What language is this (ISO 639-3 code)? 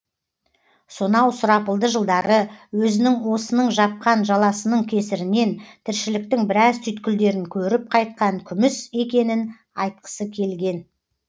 kaz